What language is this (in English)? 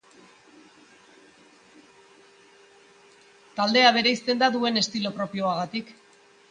Basque